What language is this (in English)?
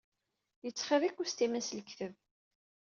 Kabyle